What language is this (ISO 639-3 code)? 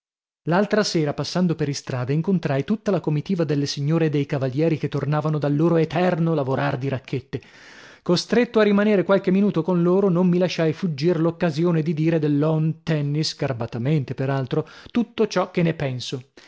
ita